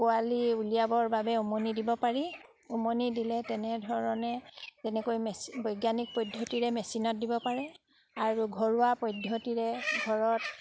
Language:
Assamese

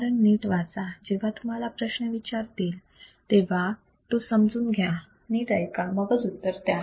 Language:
Marathi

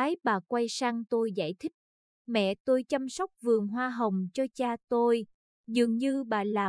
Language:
Vietnamese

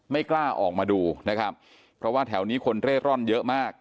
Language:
Thai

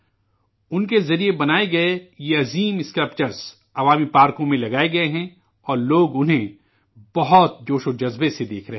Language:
Urdu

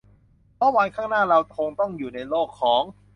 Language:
Thai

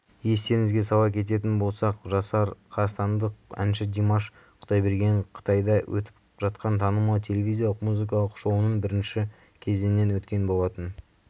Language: Kazakh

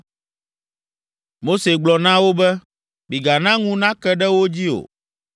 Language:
Ewe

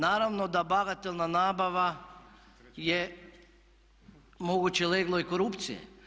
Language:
Croatian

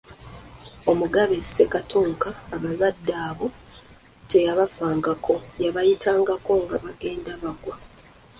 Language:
Ganda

